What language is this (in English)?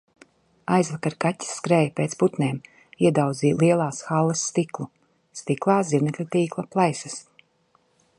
Latvian